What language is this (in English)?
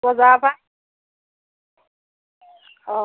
Assamese